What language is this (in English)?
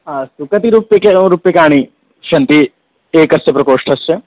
Sanskrit